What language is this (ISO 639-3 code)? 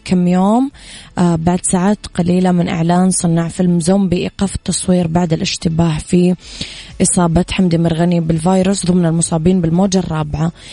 ara